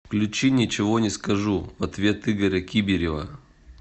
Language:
Russian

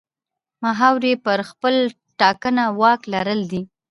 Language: Pashto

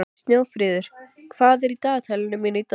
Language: Icelandic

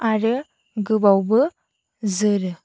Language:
Bodo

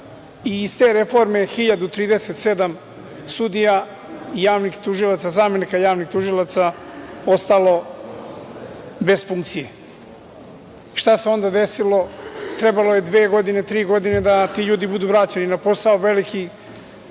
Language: Serbian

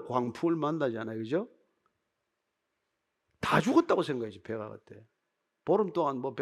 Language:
Korean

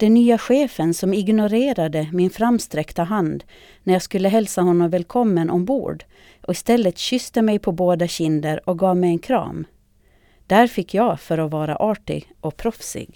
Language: Swedish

